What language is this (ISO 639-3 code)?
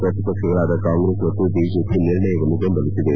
kan